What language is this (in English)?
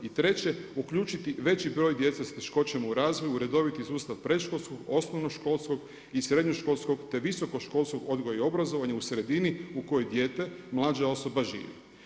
Croatian